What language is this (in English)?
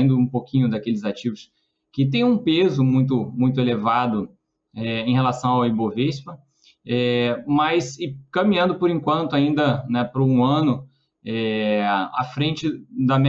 Portuguese